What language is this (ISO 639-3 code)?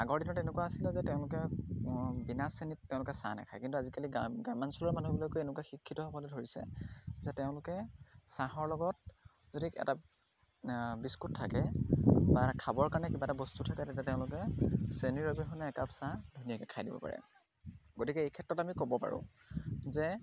asm